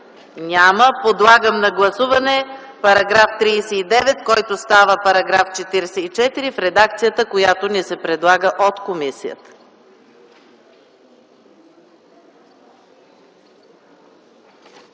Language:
Bulgarian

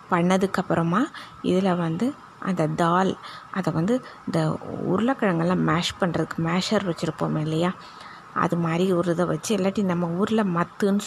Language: Tamil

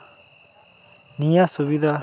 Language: Santali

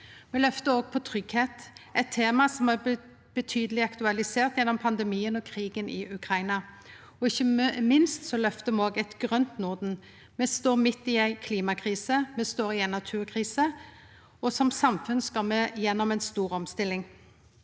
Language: Norwegian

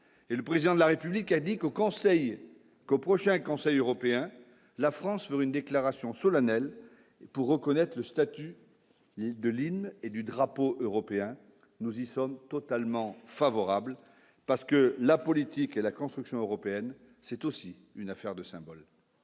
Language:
French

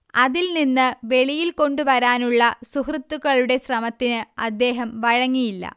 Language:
Malayalam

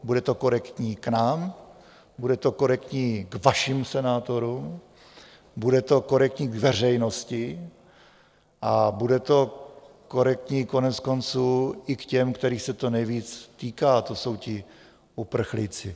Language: Czech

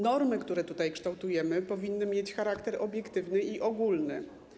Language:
Polish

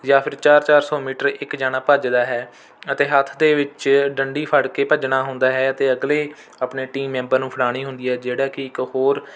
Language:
Punjabi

